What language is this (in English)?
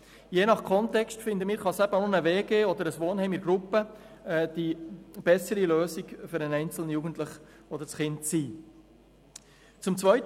Swiss German